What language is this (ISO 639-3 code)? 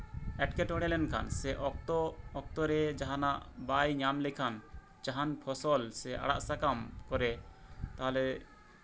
sat